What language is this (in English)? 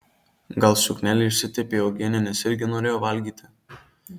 Lithuanian